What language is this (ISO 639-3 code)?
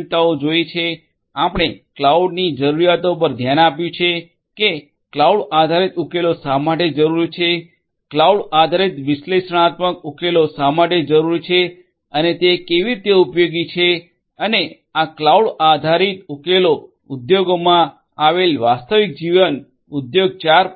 guj